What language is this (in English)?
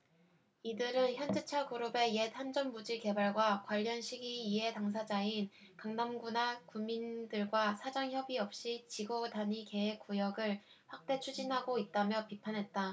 Korean